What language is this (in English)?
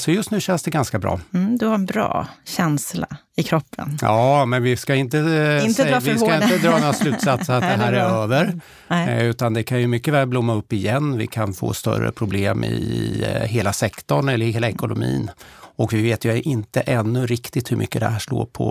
Swedish